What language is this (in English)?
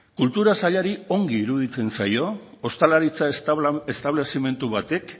Basque